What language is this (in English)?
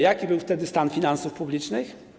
Polish